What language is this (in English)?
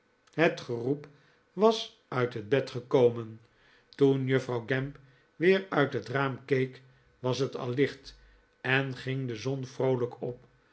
Dutch